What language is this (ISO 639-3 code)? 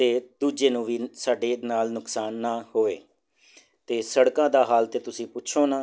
pan